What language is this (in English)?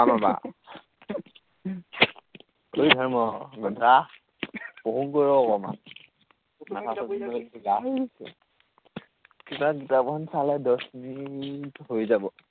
Assamese